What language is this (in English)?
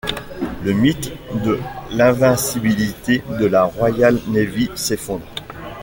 French